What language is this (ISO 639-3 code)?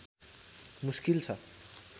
nep